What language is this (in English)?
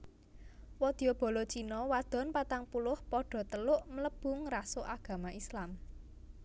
Javanese